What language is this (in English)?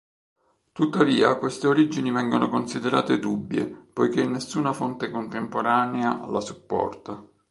Italian